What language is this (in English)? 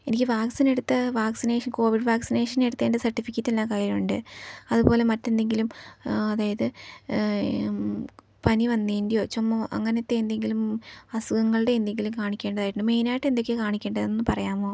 Malayalam